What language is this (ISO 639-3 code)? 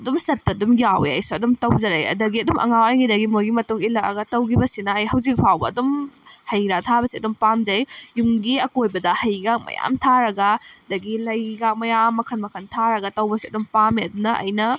mni